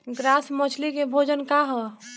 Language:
Bhojpuri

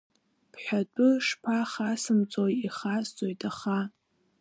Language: Abkhazian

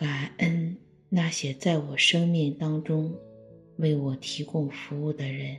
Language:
Chinese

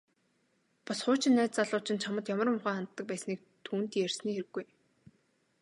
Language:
Mongolian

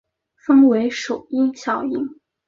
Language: Chinese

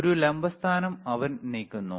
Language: Malayalam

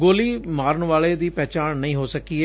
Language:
Punjabi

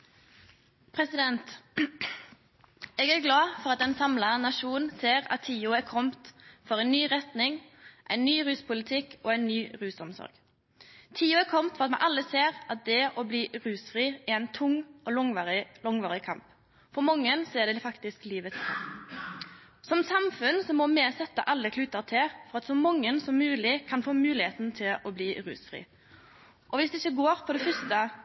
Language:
Norwegian Nynorsk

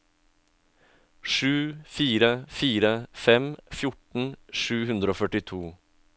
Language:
Norwegian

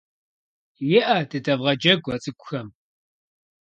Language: Kabardian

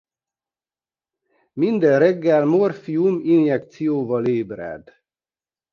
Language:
Hungarian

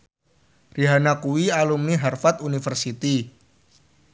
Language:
Javanese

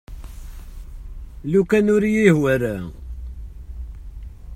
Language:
Kabyle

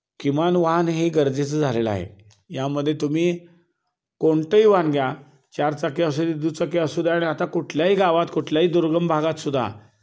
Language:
Marathi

